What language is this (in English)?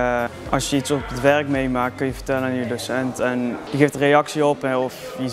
Dutch